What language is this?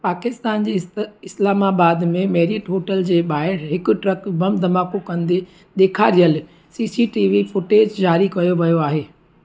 Sindhi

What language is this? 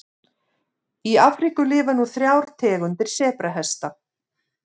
Icelandic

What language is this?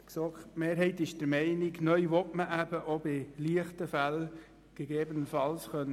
Swiss German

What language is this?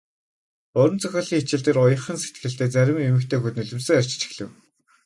Mongolian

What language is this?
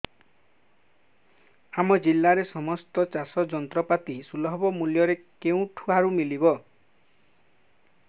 Odia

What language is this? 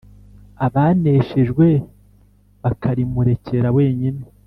Kinyarwanda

